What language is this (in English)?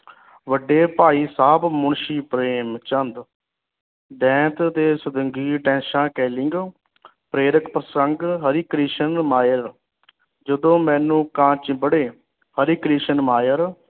Punjabi